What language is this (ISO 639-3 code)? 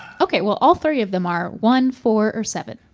eng